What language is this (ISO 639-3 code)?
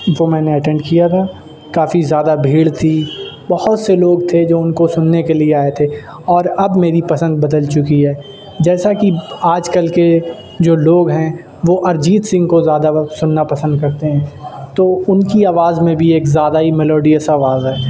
urd